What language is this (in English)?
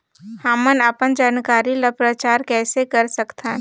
Chhattisgarhi